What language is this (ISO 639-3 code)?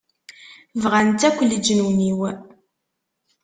kab